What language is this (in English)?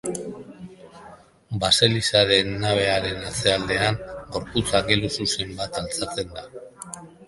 Basque